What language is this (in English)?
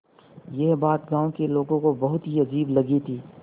Hindi